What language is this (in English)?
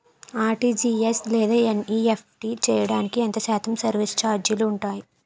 Telugu